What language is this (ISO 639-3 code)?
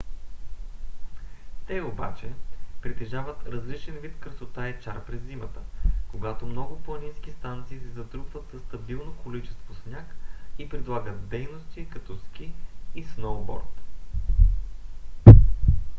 bul